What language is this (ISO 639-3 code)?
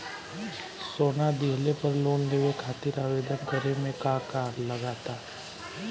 bho